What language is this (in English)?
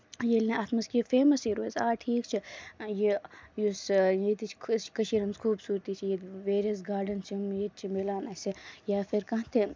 Kashmiri